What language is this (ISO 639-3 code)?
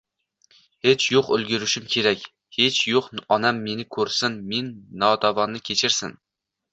uzb